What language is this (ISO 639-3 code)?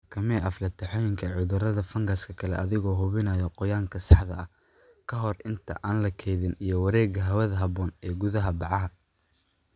som